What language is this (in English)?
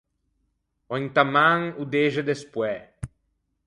Ligurian